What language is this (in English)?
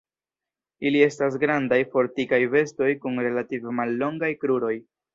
Esperanto